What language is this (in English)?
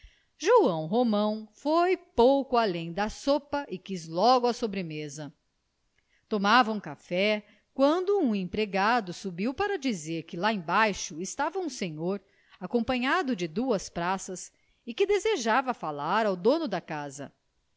Portuguese